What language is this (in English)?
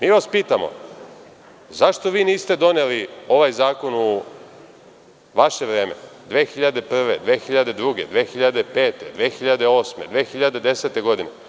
Serbian